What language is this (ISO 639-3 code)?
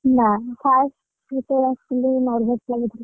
ori